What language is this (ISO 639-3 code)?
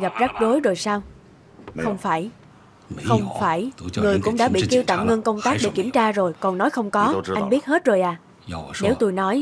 vie